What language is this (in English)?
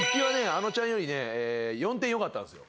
Japanese